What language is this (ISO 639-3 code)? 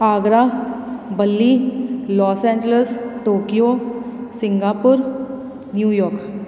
pan